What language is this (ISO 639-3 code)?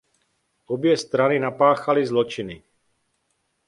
ces